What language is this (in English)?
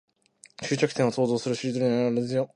Japanese